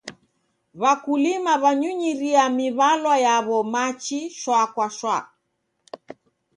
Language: Taita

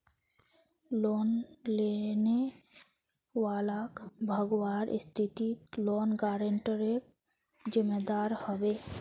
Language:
Magahi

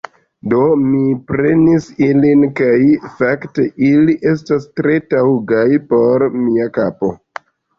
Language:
Esperanto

